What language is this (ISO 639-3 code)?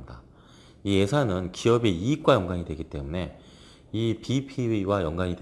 kor